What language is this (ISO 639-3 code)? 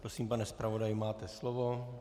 ces